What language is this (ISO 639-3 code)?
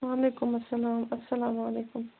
kas